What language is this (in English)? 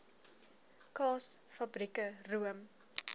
Afrikaans